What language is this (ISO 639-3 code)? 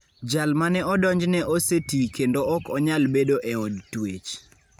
luo